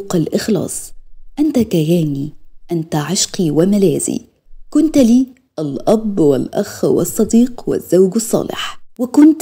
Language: Arabic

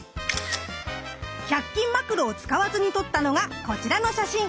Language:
Japanese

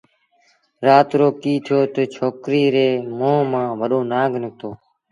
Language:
Sindhi Bhil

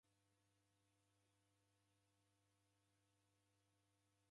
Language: Taita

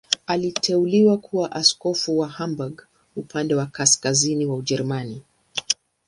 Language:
Swahili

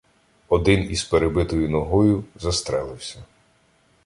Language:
Ukrainian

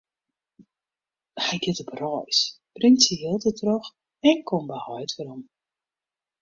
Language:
Western Frisian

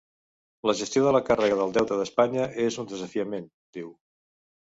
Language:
Catalan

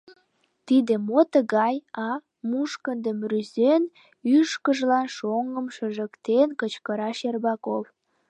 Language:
Mari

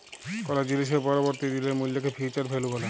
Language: Bangla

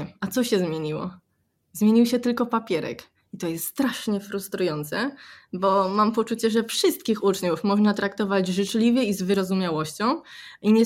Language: Polish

